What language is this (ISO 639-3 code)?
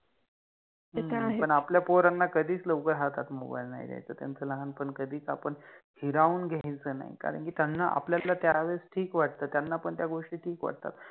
mar